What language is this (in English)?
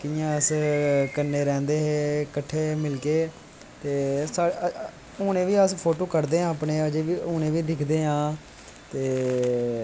Dogri